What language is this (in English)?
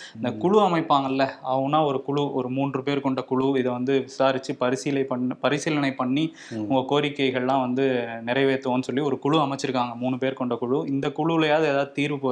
Tamil